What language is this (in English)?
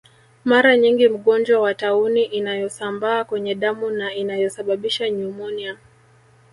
Swahili